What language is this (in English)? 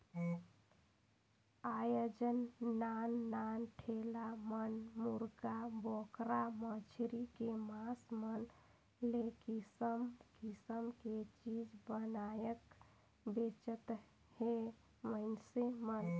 Chhattisgarhi